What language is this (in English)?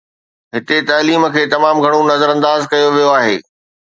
Sindhi